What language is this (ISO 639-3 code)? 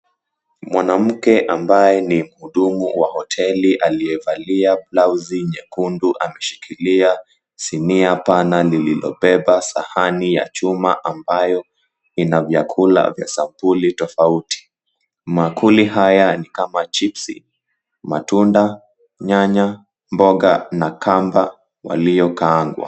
swa